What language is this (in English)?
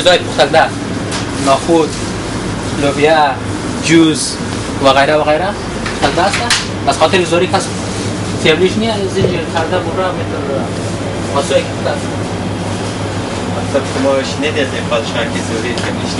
Arabic